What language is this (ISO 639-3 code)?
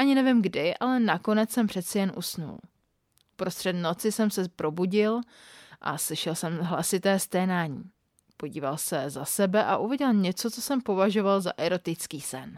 ces